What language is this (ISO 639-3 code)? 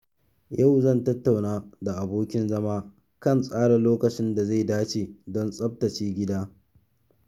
hau